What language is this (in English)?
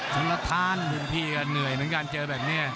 Thai